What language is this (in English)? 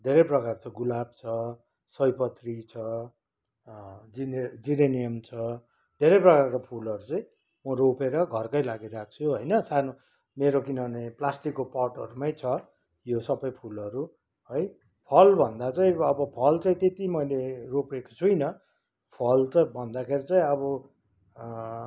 Nepali